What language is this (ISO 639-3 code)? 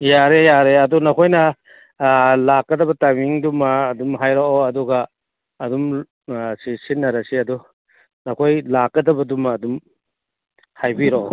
mni